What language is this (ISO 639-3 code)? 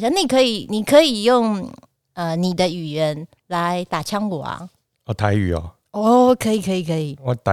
zho